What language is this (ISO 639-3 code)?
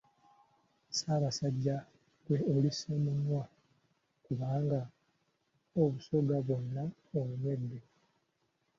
lug